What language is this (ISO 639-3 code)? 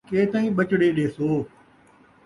skr